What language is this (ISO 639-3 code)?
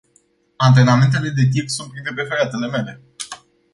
ron